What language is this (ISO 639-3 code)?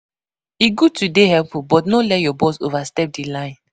pcm